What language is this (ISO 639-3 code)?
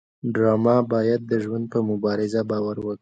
pus